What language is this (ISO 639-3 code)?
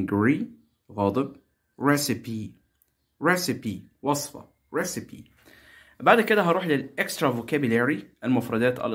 ara